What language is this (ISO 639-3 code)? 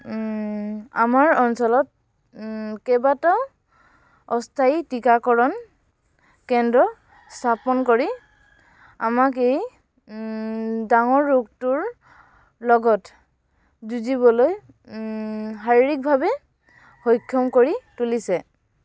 asm